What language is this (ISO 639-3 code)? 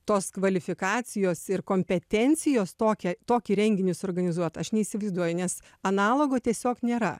lit